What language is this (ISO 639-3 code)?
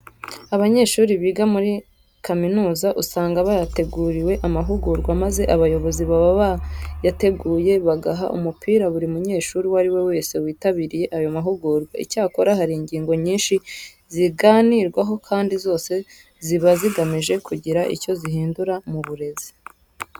kin